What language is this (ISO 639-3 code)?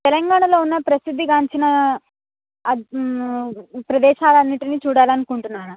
tel